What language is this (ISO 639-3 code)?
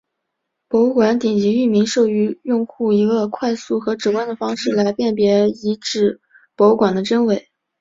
zho